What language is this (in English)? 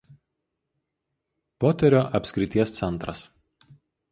Lithuanian